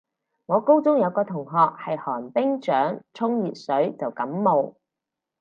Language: Cantonese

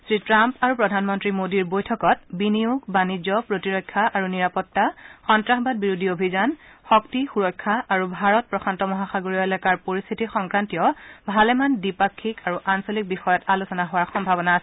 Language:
Assamese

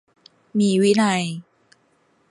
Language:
Thai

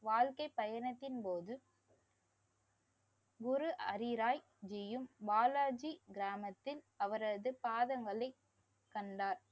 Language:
Tamil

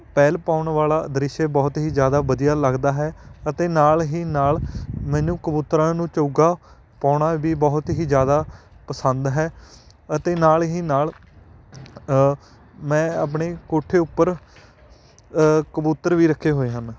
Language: Punjabi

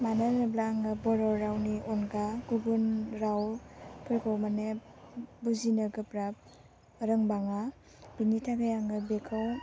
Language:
Bodo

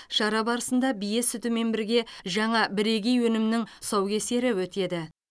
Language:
Kazakh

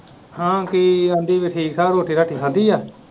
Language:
Punjabi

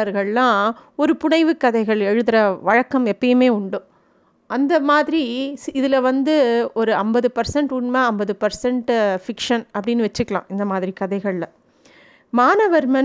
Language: Tamil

